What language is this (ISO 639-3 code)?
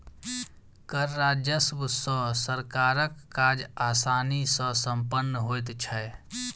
mai